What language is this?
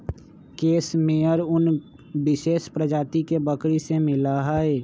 Magahi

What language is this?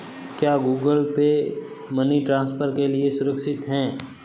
Hindi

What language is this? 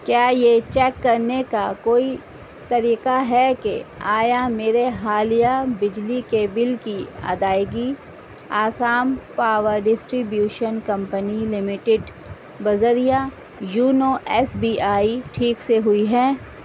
Urdu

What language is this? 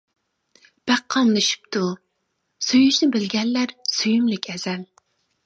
Uyghur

